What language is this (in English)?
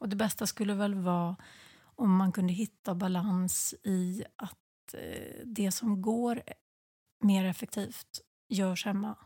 Swedish